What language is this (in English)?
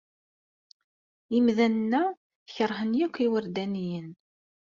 Kabyle